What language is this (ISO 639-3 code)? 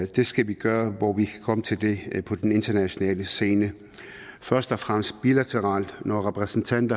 dan